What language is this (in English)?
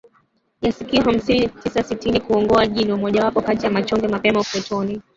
Swahili